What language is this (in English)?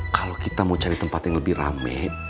Indonesian